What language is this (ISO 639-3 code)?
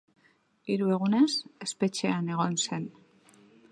eus